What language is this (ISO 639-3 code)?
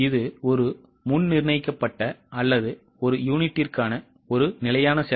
tam